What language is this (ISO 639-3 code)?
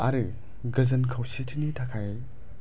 brx